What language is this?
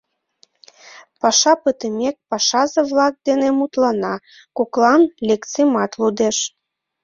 Mari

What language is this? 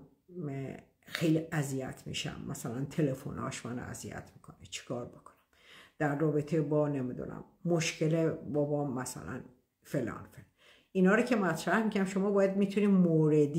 Persian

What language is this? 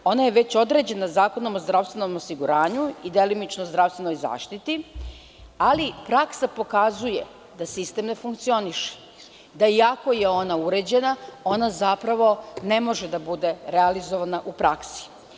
Serbian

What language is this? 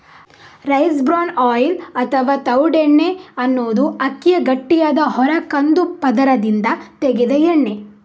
Kannada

